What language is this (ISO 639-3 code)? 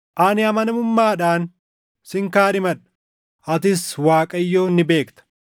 orm